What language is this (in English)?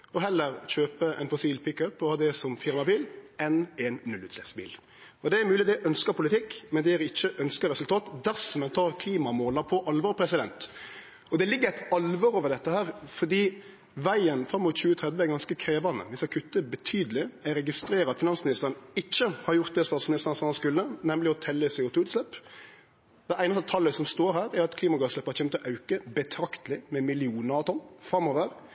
Norwegian Nynorsk